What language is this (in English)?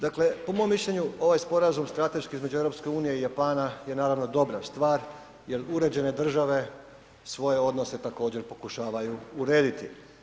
Croatian